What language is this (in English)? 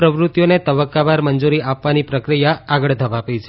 Gujarati